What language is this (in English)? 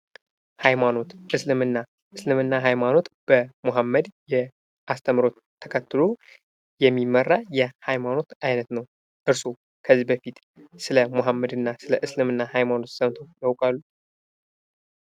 Amharic